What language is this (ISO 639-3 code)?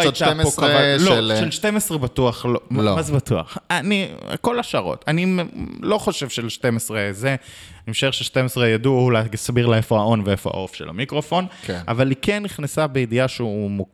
heb